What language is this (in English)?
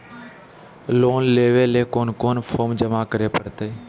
Magahi